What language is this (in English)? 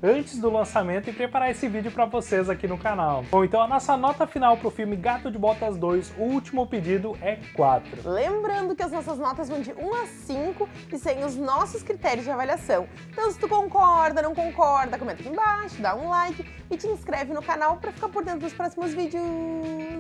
Portuguese